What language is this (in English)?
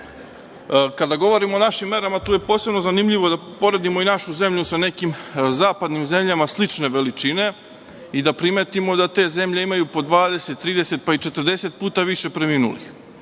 Serbian